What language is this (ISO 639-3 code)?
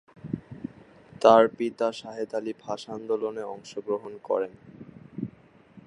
ben